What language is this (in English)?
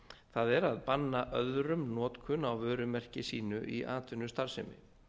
Icelandic